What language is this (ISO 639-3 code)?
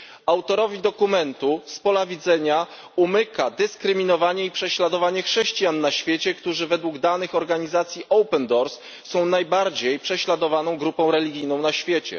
pol